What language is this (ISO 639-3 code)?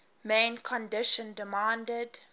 eng